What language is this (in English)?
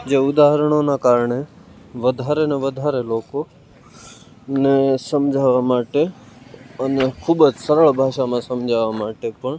Gujarati